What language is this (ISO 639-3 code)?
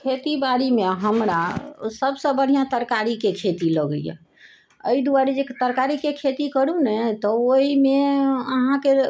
mai